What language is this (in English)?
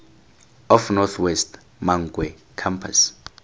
Tswana